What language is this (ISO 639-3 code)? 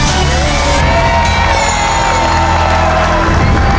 tha